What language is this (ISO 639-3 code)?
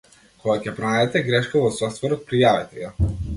mkd